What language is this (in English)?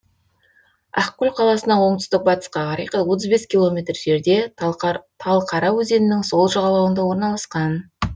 Kazakh